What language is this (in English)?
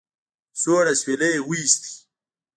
Pashto